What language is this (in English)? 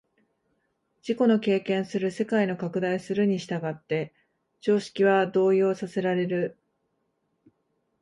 Japanese